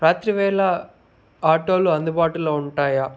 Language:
Telugu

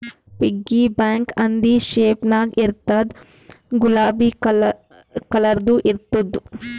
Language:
Kannada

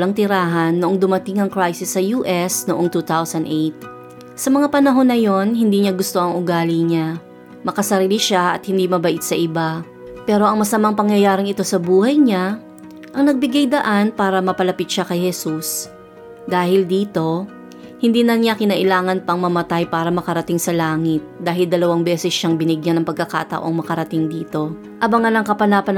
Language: Filipino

